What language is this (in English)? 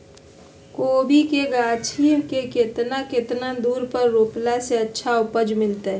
Magahi